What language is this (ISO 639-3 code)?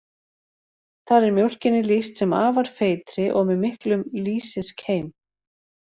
isl